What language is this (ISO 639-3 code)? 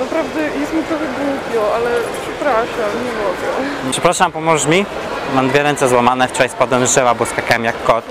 pol